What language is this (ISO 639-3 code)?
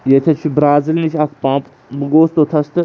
kas